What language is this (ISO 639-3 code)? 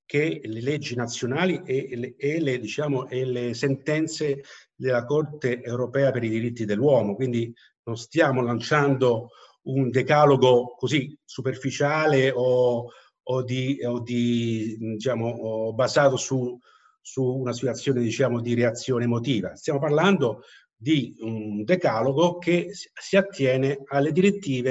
ita